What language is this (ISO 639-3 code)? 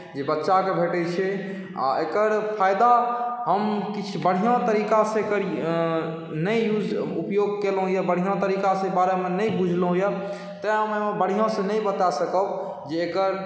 mai